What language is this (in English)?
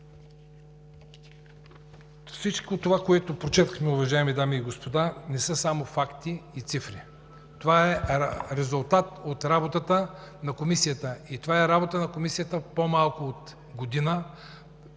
Bulgarian